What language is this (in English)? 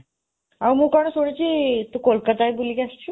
Odia